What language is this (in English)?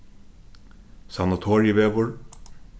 Faroese